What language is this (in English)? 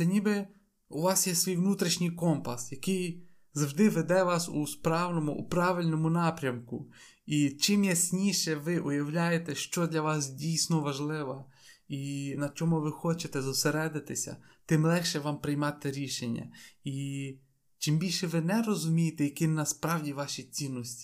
Ukrainian